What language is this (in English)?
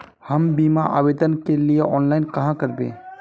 Magahi